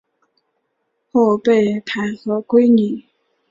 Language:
Chinese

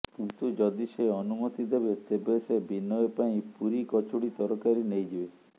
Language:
Odia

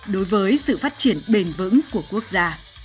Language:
Vietnamese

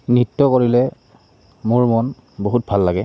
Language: Assamese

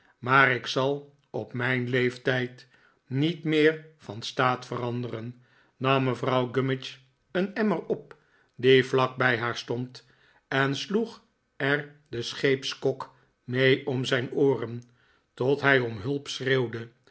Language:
Dutch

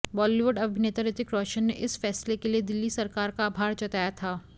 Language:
Hindi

